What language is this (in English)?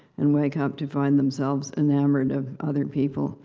English